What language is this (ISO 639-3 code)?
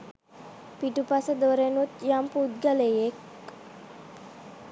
sin